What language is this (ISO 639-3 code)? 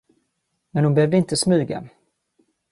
swe